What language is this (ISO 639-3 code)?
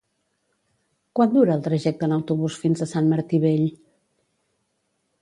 cat